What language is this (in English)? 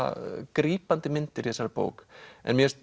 Icelandic